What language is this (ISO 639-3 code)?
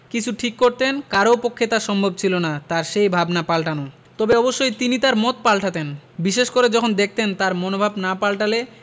ben